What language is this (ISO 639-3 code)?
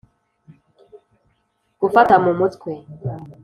kin